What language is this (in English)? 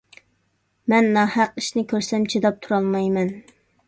Uyghur